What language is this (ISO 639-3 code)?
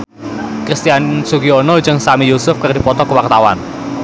sun